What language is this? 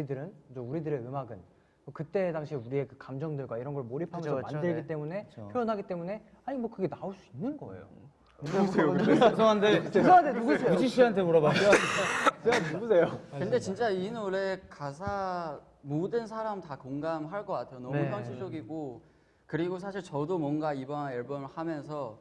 Korean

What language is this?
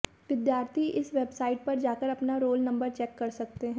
Hindi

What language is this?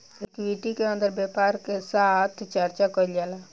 Bhojpuri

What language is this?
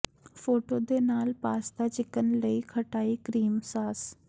Punjabi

